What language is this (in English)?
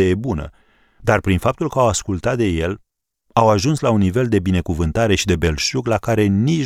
Romanian